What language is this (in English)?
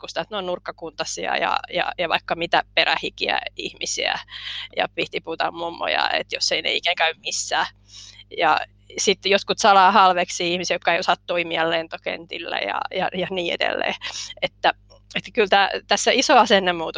Finnish